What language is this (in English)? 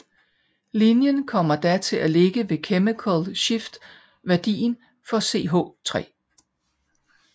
Danish